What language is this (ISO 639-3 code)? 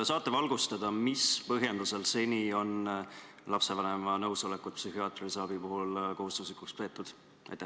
est